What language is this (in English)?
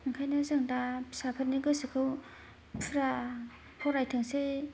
Bodo